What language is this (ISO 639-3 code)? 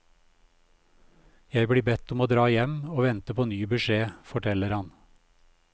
nor